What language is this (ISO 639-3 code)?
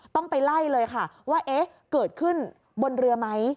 tha